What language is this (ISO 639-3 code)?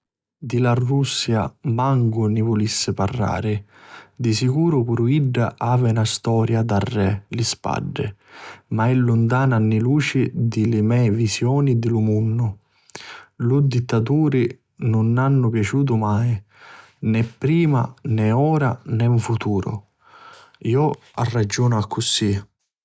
scn